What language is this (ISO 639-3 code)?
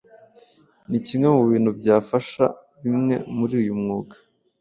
kin